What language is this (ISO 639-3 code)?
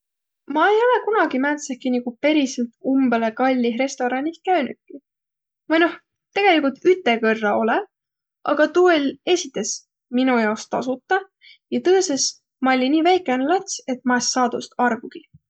vro